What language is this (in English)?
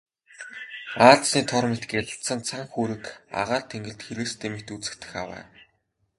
Mongolian